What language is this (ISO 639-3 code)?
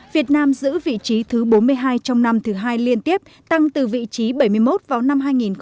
vie